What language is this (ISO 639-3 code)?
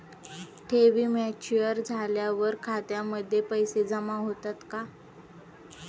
mar